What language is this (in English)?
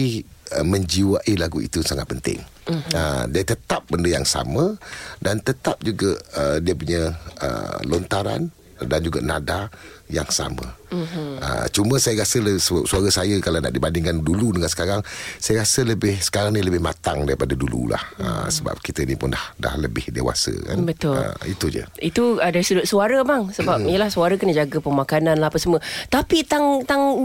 Malay